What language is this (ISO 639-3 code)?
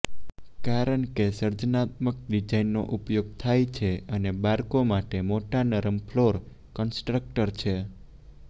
guj